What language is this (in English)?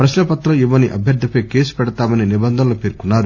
Telugu